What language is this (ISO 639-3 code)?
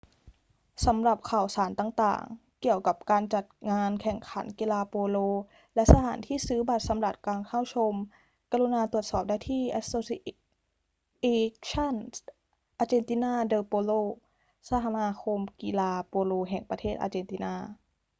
tha